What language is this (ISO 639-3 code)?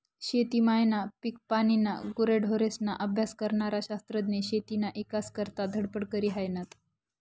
mar